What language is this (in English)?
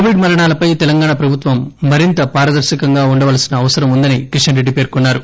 Telugu